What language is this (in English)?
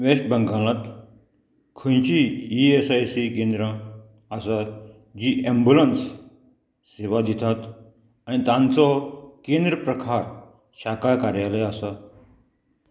Konkani